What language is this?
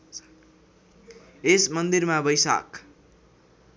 Nepali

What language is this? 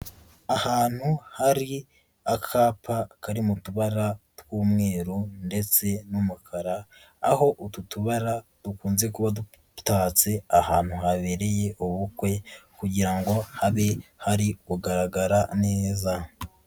Kinyarwanda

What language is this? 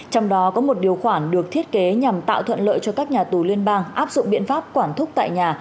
Vietnamese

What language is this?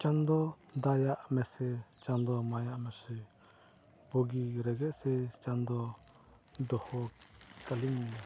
Santali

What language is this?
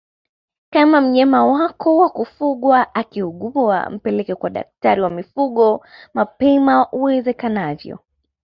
Swahili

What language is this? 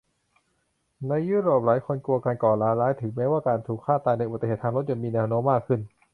Thai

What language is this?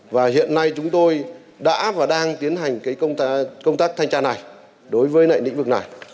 Vietnamese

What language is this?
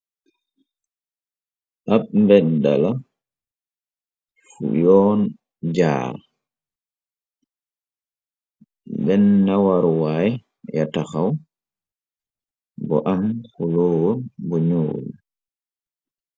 Wolof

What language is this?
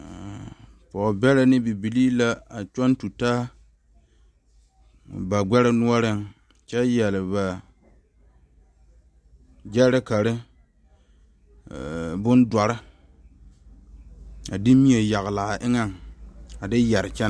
Southern Dagaare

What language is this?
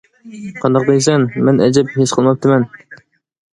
Uyghur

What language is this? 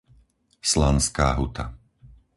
Slovak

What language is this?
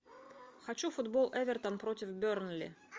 Russian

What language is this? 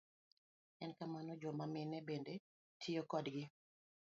Luo (Kenya and Tanzania)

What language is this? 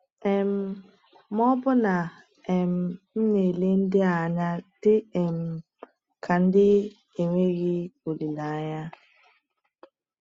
Igbo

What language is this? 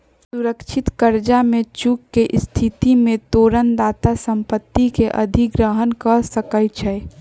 Magahi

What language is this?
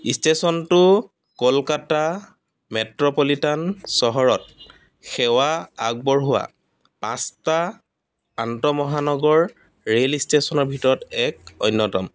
Assamese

